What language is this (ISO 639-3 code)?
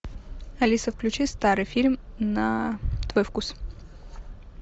rus